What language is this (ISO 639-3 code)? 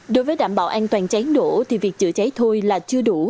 vie